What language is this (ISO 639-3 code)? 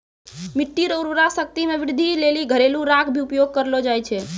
mai